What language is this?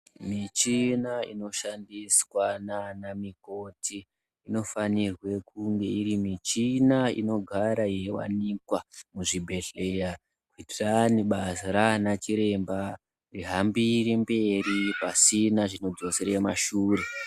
Ndau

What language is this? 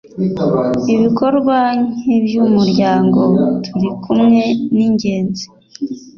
Kinyarwanda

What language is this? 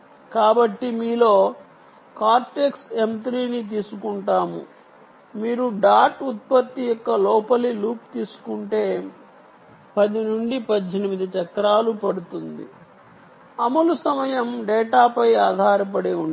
Telugu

